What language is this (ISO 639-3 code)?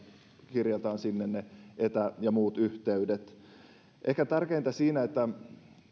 fin